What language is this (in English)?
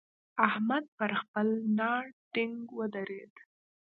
Pashto